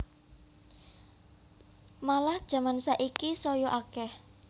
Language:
Javanese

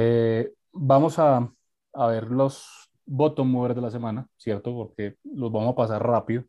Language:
Spanish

